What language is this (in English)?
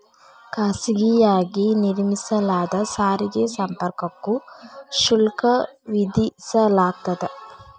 Kannada